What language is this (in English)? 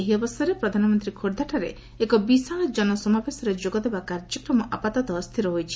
Odia